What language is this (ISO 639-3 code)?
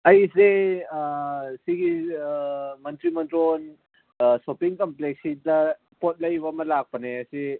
mni